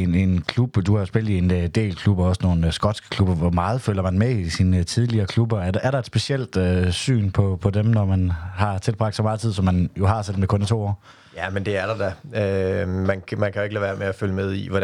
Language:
Danish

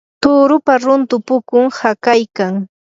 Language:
Yanahuanca Pasco Quechua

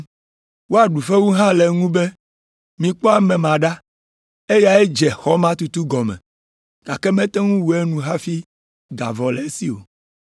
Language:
Ewe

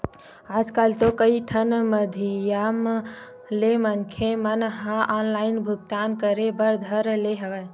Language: Chhattisgarhi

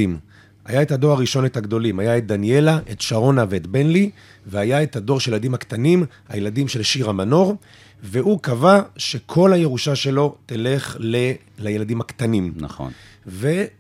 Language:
Hebrew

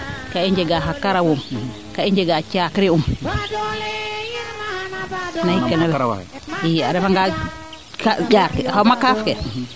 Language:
Serer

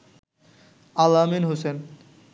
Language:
Bangla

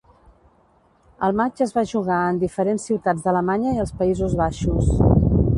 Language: Catalan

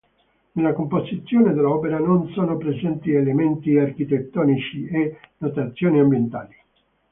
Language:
Italian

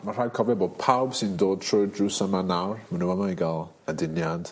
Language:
Welsh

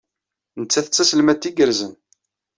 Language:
Kabyle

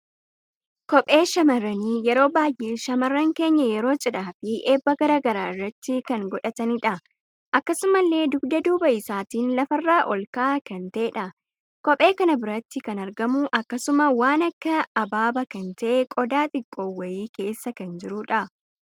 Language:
Oromo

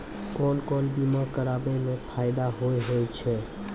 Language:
Maithili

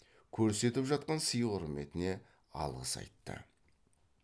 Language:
Kazakh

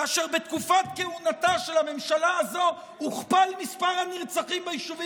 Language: Hebrew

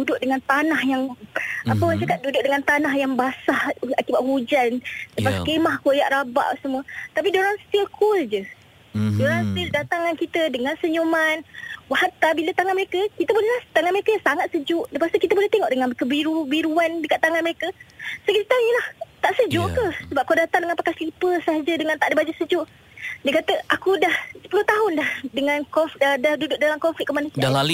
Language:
Malay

